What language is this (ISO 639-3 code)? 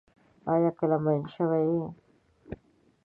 pus